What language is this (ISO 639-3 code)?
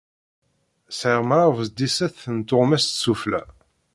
kab